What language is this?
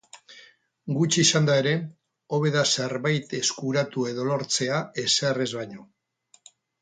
Basque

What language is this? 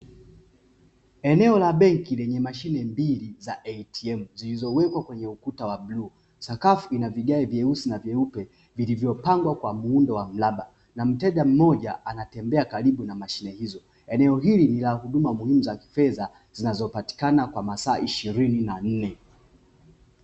Swahili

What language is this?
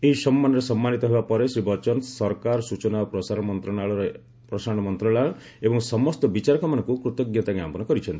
Odia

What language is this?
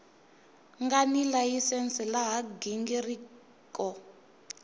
Tsonga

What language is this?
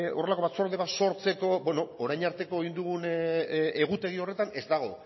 Basque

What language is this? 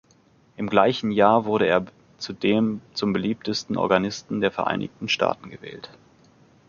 German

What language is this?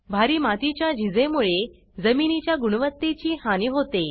Marathi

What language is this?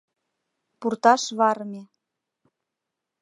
Mari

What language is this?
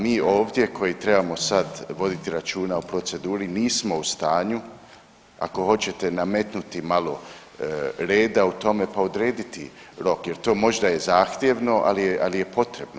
Croatian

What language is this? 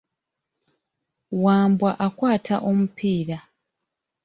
Ganda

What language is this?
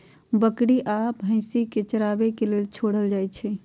Magahi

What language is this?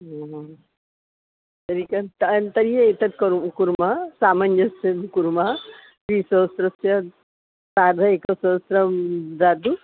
Sanskrit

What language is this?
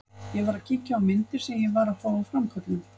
Icelandic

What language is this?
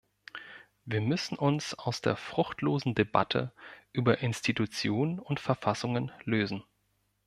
German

